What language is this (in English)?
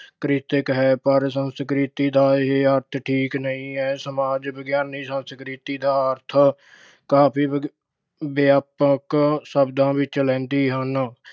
Punjabi